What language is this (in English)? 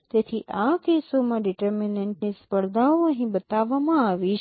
Gujarati